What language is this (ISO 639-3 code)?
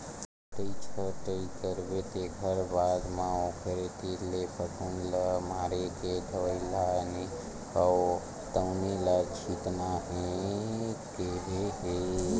hne